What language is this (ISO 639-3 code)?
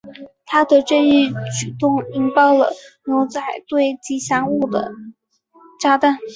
zho